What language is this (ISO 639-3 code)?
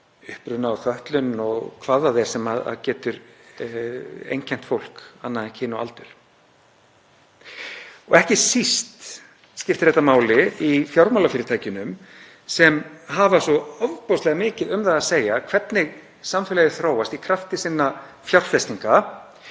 isl